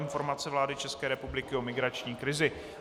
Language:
Czech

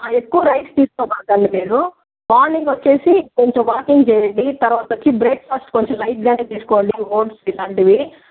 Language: Telugu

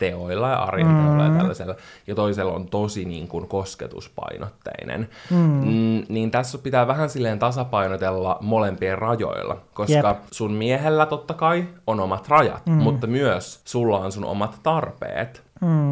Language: Finnish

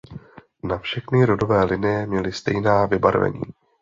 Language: Czech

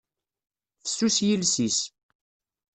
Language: Kabyle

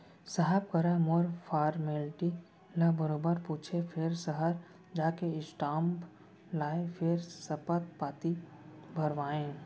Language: Chhattisgarhi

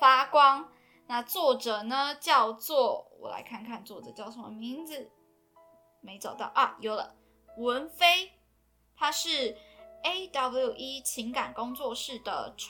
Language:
Chinese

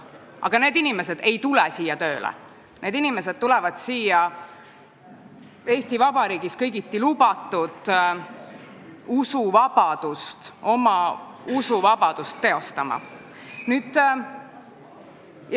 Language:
Estonian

